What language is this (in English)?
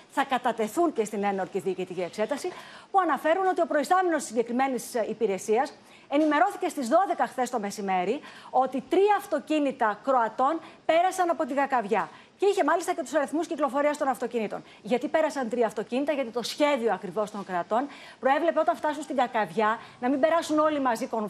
Greek